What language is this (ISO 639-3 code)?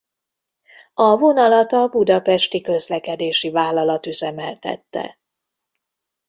hun